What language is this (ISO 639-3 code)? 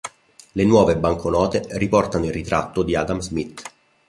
ita